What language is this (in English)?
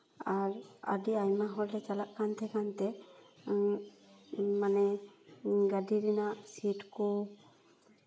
Santali